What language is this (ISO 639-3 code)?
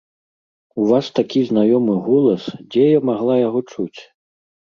bel